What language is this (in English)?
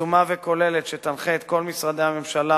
Hebrew